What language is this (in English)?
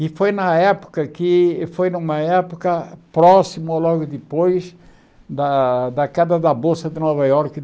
Portuguese